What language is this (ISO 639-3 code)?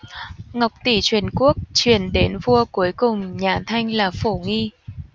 vie